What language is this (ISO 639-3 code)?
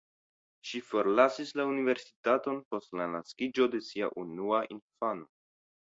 epo